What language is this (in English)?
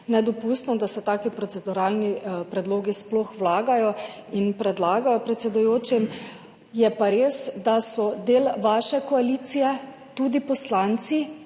Slovenian